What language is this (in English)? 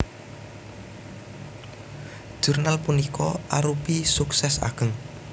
Javanese